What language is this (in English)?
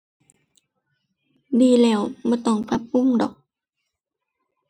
Thai